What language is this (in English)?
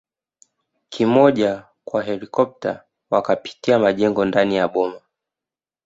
Swahili